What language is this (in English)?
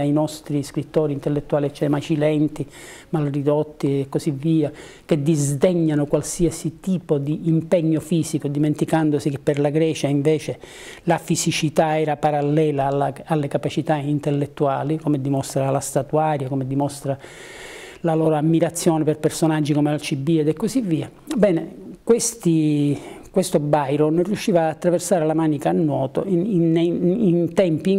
Italian